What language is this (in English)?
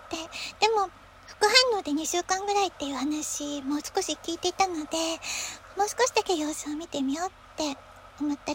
Japanese